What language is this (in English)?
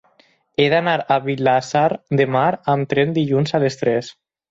Catalan